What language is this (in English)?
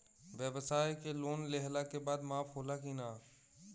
Bhojpuri